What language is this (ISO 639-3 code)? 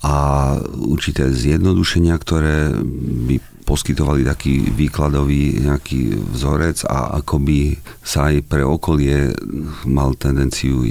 slk